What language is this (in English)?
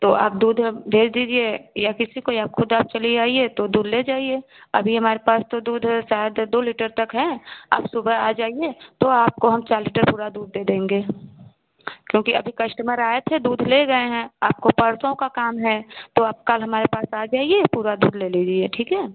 Hindi